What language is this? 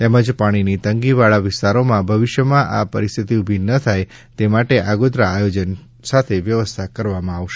Gujarati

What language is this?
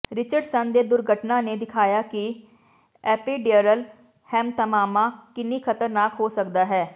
Punjabi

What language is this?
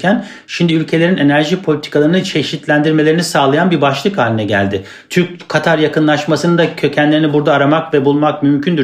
Turkish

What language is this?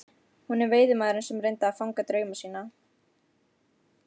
Icelandic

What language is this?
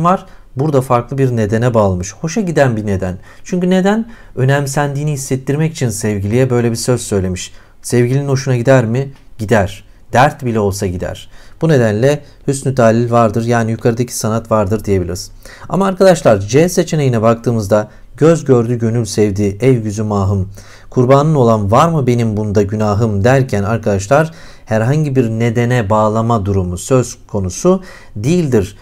Turkish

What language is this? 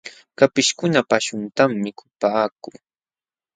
Jauja Wanca Quechua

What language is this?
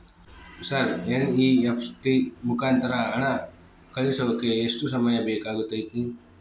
Kannada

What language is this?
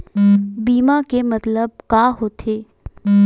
Chhattisgarhi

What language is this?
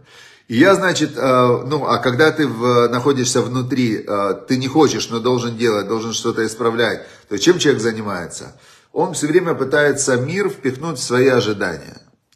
Russian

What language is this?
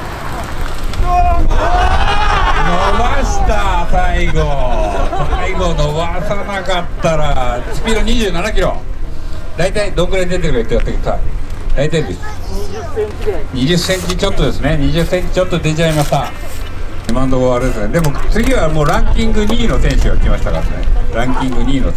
Japanese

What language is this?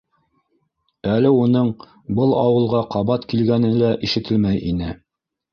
Bashkir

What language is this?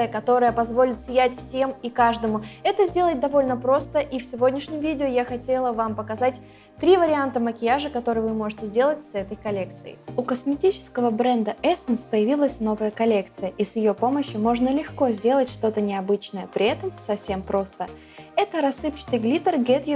Russian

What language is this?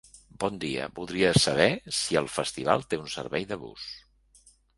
Catalan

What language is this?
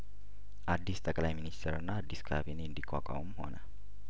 Amharic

